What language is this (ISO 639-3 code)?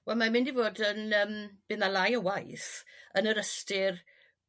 cym